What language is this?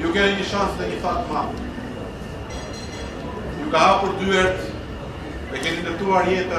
Romanian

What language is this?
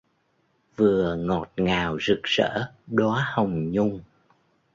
Vietnamese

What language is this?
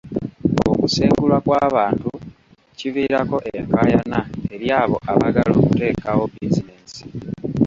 Ganda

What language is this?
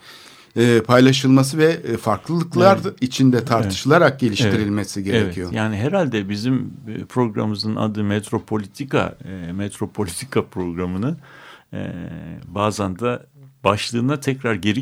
Turkish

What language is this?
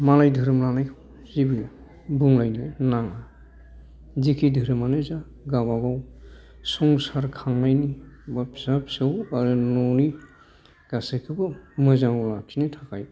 Bodo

